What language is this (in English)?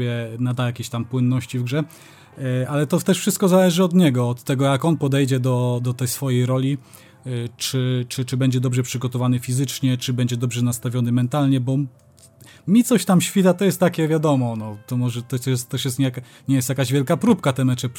Polish